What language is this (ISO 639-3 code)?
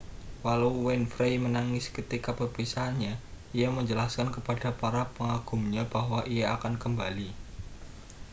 ind